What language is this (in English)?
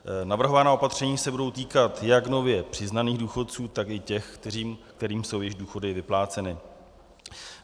Czech